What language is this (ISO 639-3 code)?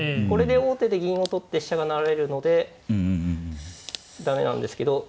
jpn